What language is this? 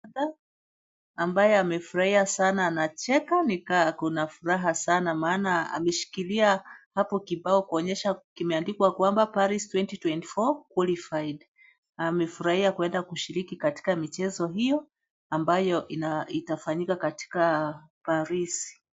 Swahili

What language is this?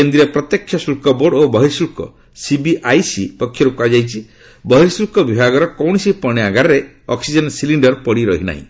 Odia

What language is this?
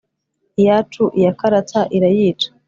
Kinyarwanda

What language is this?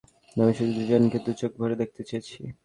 Bangla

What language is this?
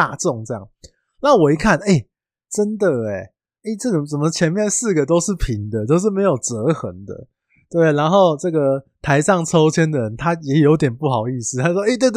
Chinese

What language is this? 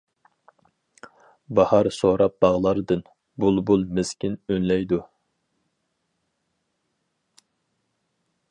Uyghur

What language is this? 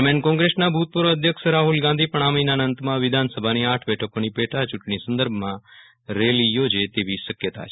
Gujarati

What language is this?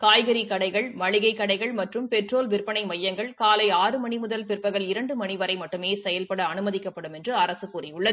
Tamil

